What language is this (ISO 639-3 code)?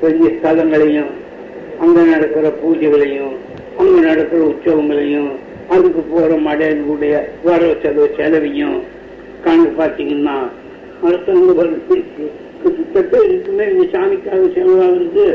tam